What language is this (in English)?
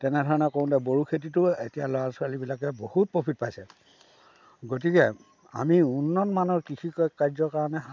Assamese